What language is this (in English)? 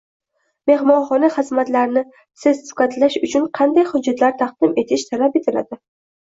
Uzbek